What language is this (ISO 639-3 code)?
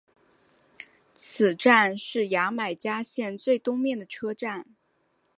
zho